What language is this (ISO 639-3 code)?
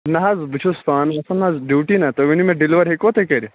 kas